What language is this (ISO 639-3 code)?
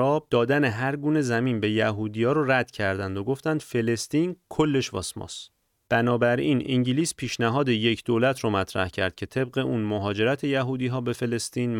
fas